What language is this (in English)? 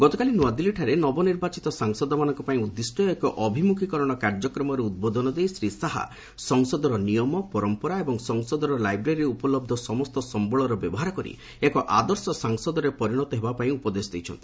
Odia